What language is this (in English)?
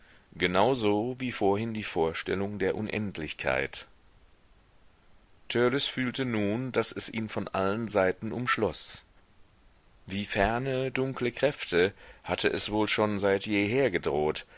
German